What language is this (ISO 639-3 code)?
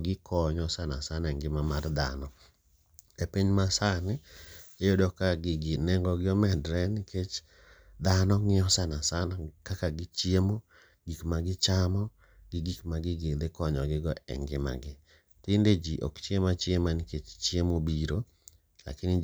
luo